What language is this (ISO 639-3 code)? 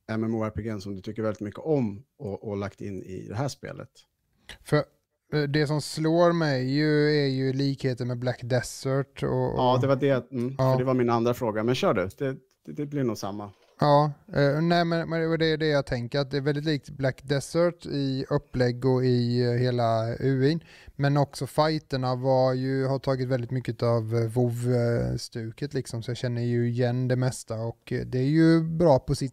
swe